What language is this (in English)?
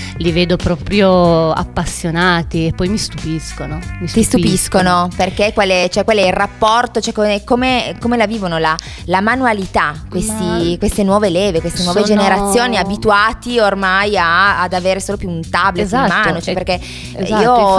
Italian